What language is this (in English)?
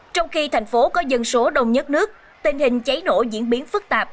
Vietnamese